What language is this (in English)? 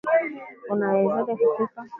Swahili